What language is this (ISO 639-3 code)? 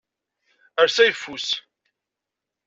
kab